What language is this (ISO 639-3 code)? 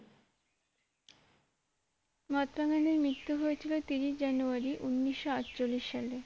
ben